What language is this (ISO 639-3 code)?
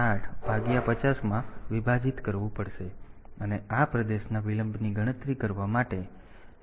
guj